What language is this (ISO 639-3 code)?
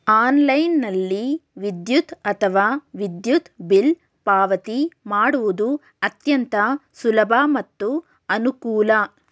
kan